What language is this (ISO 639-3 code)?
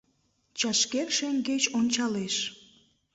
chm